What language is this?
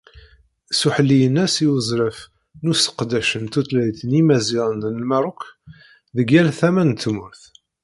Kabyle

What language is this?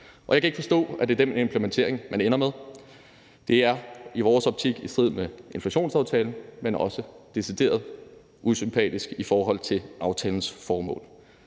Danish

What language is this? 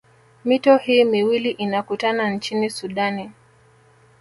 Swahili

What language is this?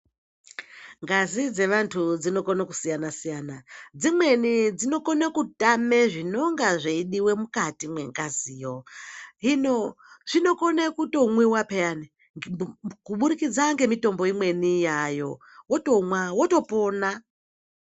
Ndau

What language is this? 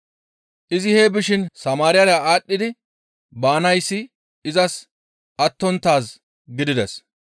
Gamo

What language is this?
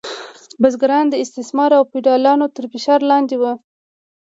Pashto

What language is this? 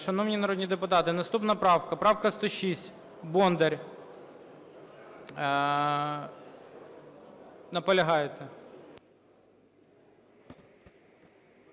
Ukrainian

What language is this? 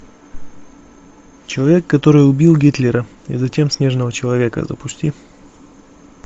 Russian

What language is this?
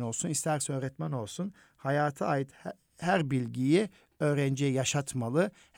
Turkish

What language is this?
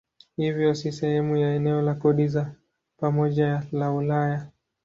Swahili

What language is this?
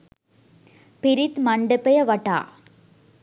Sinhala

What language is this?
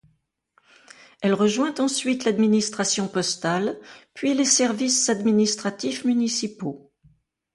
French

